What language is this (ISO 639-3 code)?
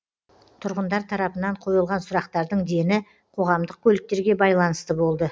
kaz